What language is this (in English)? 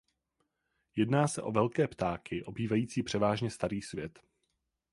Czech